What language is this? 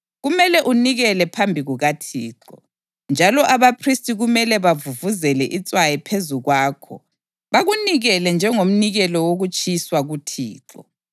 North Ndebele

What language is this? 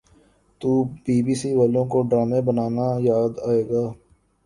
Urdu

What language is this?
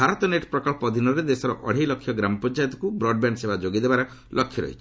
Odia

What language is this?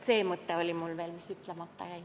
Estonian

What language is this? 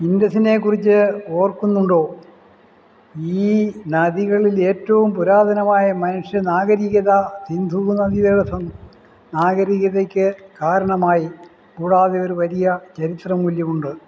Malayalam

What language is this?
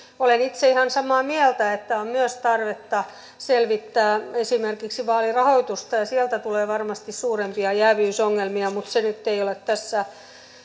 Finnish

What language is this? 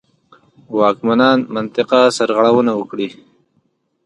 Pashto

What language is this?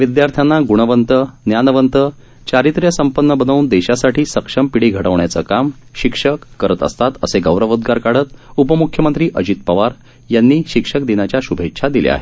Marathi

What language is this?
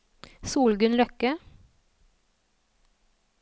Norwegian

